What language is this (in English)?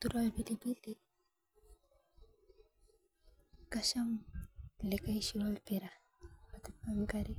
Masai